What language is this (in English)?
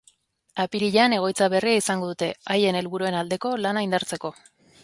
Basque